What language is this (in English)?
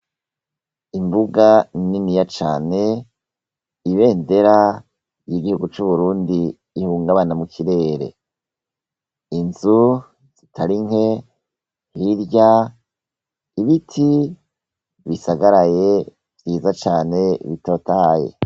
Rundi